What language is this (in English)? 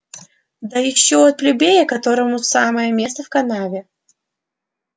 Russian